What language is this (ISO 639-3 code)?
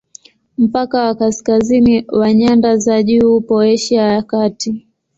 swa